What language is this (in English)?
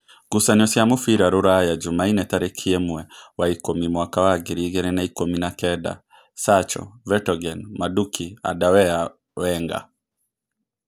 Kikuyu